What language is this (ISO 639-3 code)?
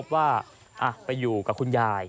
tha